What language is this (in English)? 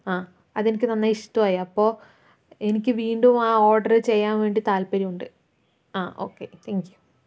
Malayalam